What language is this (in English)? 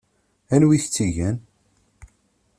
Kabyle